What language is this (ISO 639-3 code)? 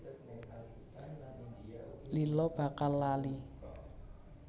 jav